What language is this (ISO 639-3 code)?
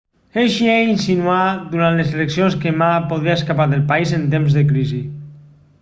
cat